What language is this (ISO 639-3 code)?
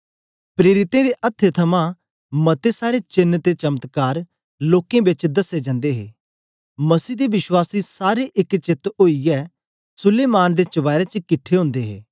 doi